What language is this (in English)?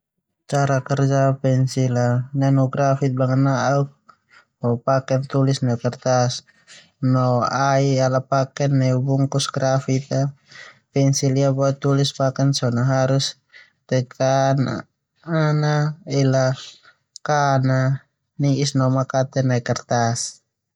Termanu